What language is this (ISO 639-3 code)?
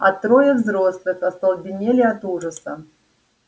rus